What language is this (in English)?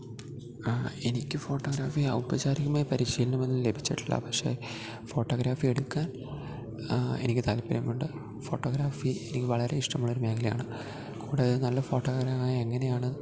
Malayalam